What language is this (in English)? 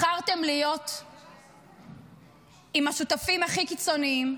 Hebrew